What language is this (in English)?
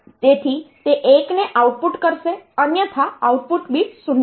Gujarati